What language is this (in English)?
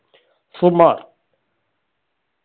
Malayalam